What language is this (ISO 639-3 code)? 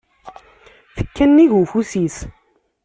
kab